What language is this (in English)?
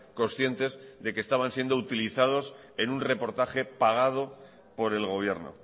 Spanish